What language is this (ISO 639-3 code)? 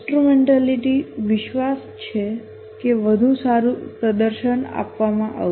guj